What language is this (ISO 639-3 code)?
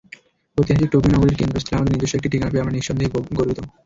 ben